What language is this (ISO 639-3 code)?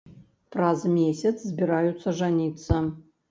bel